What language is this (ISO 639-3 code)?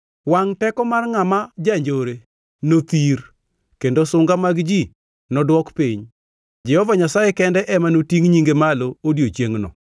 luo